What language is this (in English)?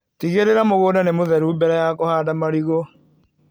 Kikuyu